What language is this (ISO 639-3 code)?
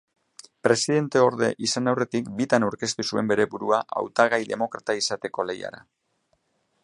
eus